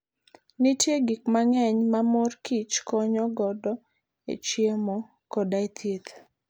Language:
Luo (Kenya and Tanzania)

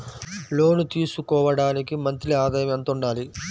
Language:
Telugu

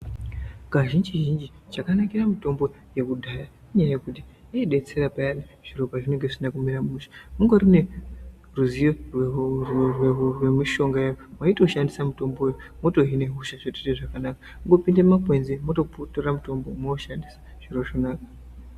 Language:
Ndau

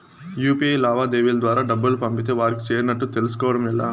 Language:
Telugu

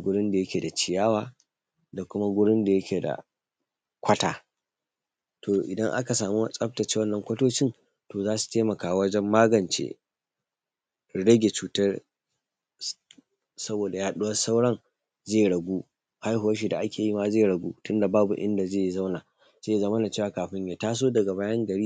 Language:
Hausa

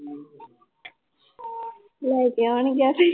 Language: Punjabi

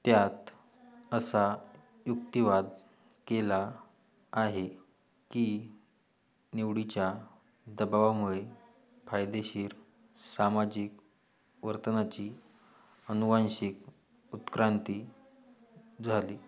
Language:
Marathi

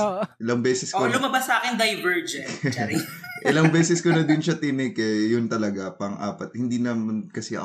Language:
Filipino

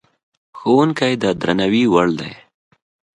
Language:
Pashto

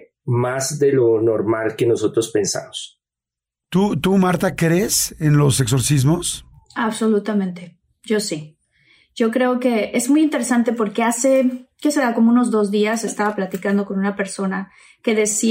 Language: Spanish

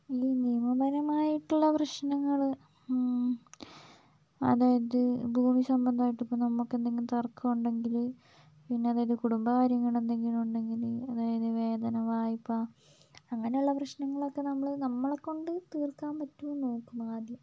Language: Malayalam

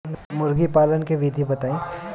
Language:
Bhojpuri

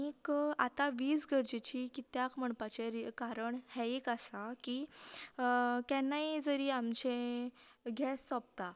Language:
Konkani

